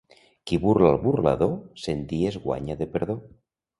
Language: Catalan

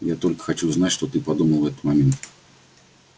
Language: Russian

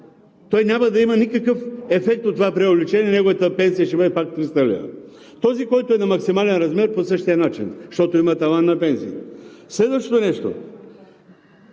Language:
Bulgarian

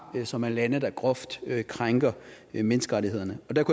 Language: Danish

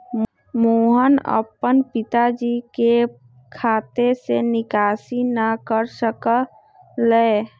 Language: Magahi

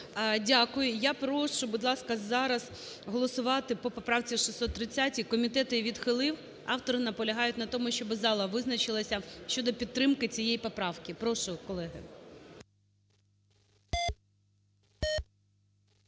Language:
Ukrainian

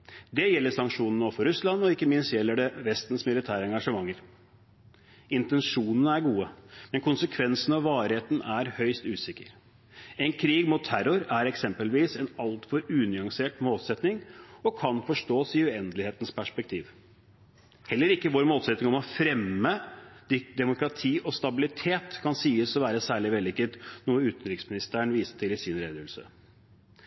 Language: Norwegian Bokmål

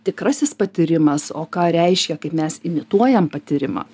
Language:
Lithuanian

